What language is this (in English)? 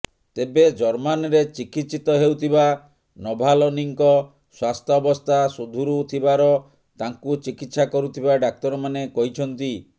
Odia